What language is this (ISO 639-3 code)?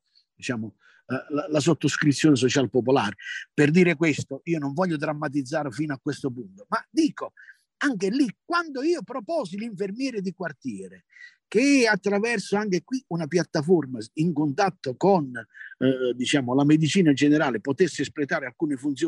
ita